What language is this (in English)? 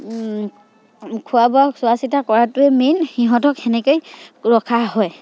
Assamese